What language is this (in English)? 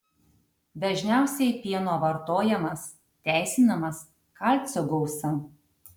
Lithuanian